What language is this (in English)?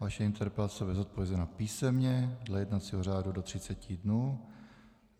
Czech